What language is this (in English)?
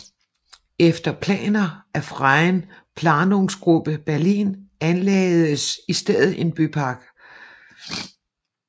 Danish